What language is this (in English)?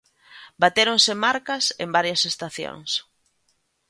Galician